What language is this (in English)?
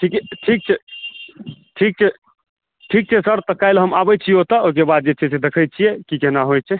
Maithili